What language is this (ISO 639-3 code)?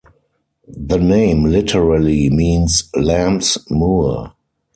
eng